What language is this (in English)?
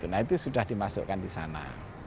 Indonesian